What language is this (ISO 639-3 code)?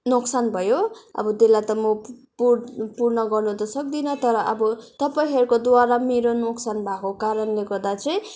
nep